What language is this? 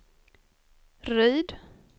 Swedish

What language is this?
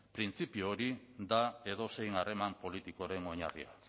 Basque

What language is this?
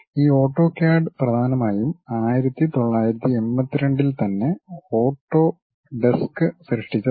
Malayalam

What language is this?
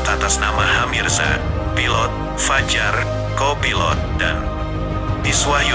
Indonesian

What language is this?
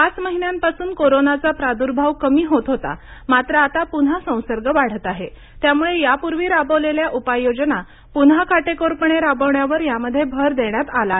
Marathi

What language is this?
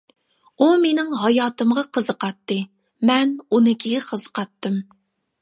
Uyghur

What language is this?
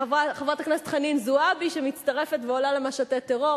Hebrew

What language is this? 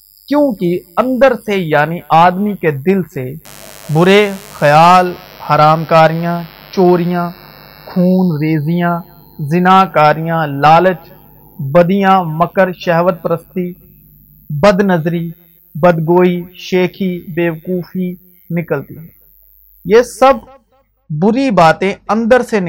Urdu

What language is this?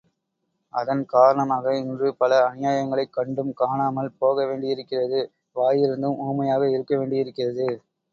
Tamil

